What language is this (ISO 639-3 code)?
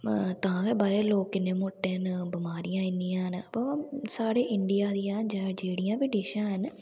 doi